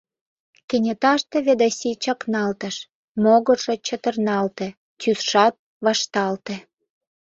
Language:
Mari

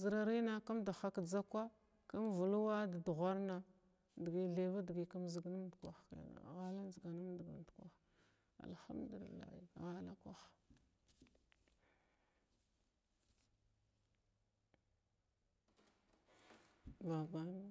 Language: Glavda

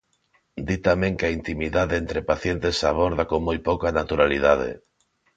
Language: Galician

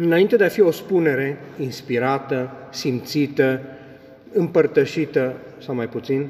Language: Romanian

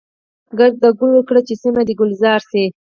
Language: Pashto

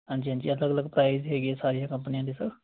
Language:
Punjabi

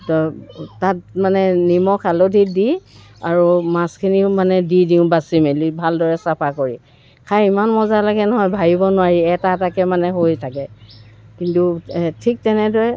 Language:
Assamese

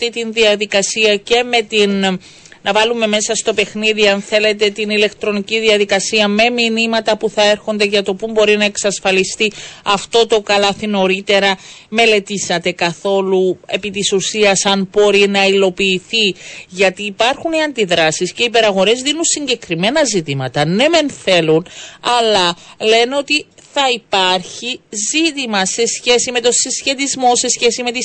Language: Greek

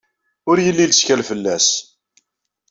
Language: Kabyle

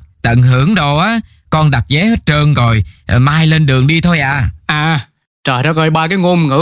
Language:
Vietnamese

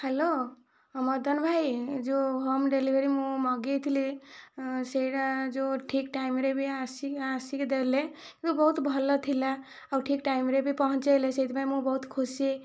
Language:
Odia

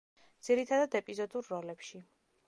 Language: Georgian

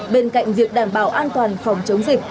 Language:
Vietnamese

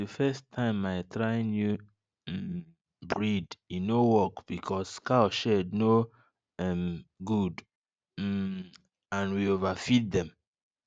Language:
Nigerian Pidgin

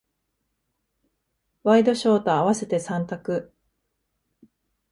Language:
Japanese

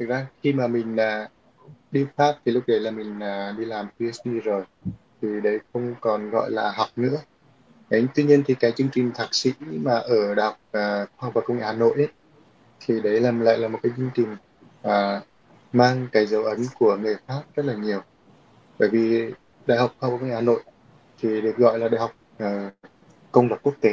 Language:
Vietnamese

